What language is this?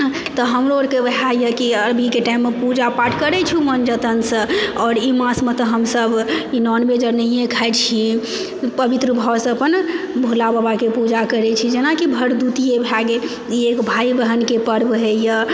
Maithili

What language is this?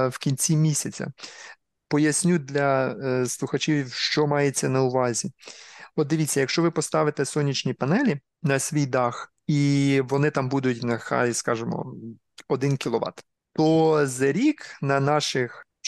Ukrainian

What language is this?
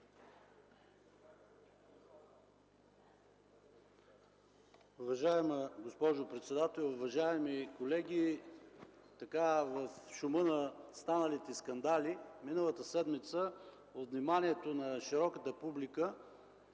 Bulgarian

